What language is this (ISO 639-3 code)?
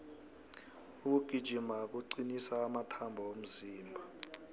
nbl